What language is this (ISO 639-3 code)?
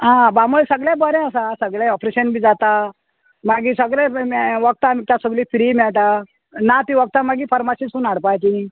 kok